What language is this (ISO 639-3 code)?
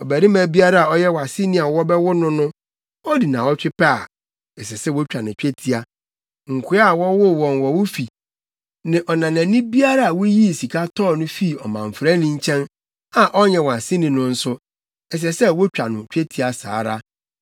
aka